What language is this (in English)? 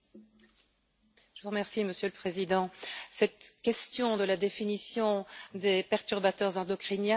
French